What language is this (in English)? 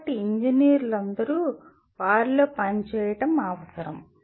Telugu